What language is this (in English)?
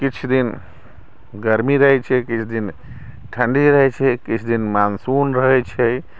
Maithili